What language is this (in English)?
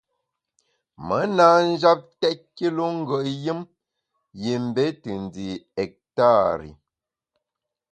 Bamun